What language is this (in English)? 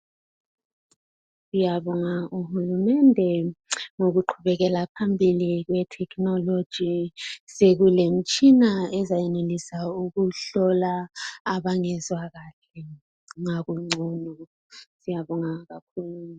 North Ndebele